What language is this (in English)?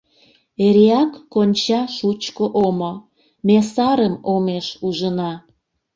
Mari